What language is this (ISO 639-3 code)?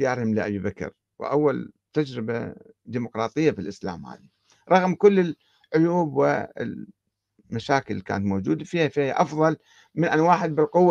ara